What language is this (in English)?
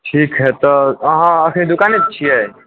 Maithili